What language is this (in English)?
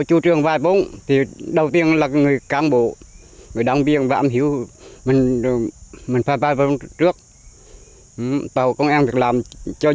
Vietnamese